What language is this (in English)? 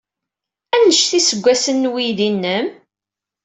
Kabyle